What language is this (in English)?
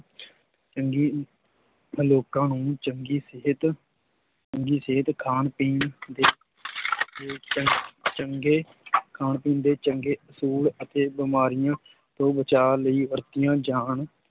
Punjabi